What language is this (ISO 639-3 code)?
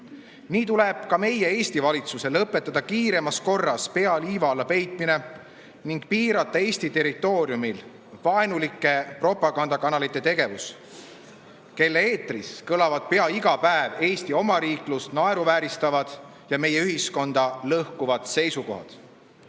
est